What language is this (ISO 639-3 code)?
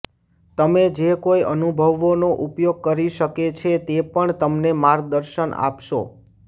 guj